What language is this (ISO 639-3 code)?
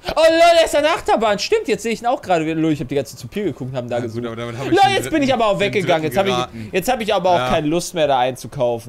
deu